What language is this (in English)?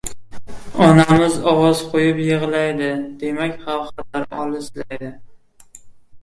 Uzbek